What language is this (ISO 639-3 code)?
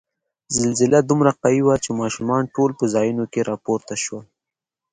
pus